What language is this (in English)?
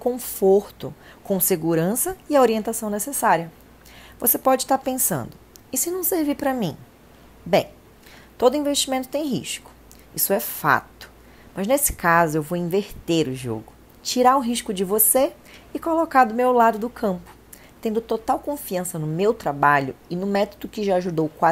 Portuguese